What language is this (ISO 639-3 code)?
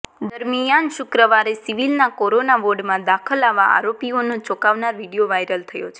guj